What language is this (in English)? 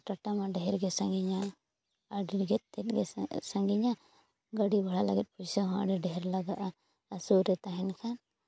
Santali